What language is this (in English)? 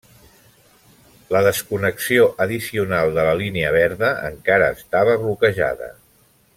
Catalan